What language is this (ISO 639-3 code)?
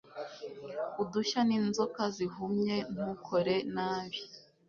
kin